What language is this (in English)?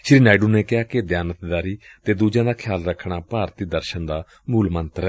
Punjabi